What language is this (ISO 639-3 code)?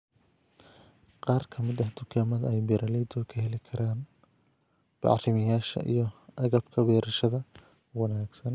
som